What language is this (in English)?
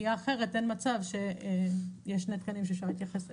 Hebrew